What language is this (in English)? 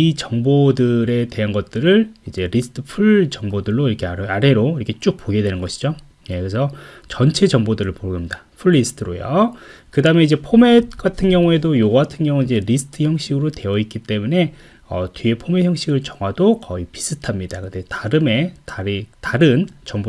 Korean